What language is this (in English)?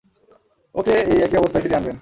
Bangla